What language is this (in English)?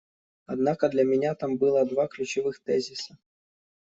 Russian